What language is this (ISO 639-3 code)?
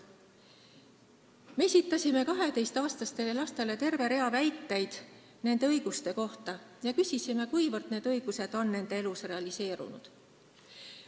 est